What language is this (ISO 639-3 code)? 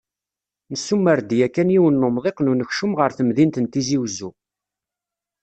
kab